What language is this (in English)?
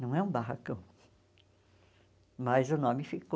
Portuguese